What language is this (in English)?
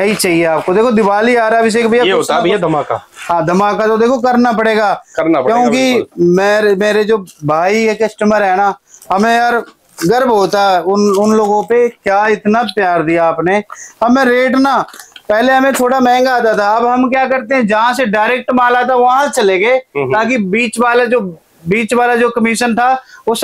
Hindi